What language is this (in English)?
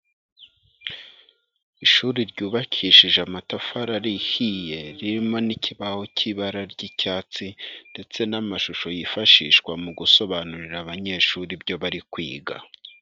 Kinyarwanda